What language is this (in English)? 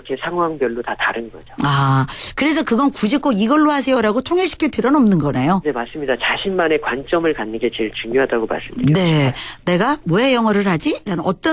Korean